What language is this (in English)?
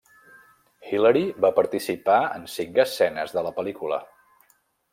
Catalan